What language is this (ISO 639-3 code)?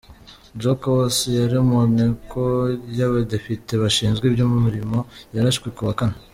kin